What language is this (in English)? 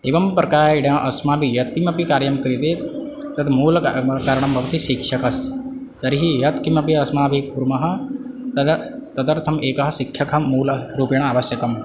Sanskrit